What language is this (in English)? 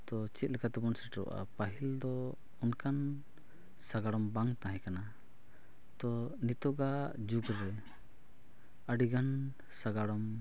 Santali